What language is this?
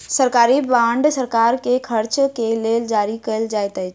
Maithili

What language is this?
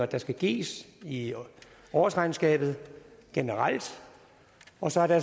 Danish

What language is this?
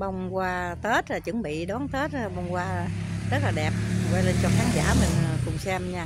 Vietnamese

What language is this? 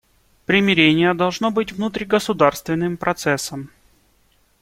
Russian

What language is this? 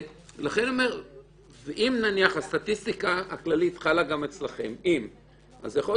Hebrew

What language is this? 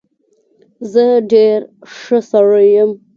Pashto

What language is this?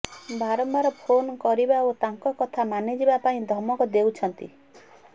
Odia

